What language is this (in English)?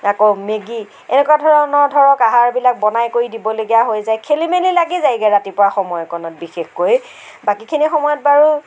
Assamese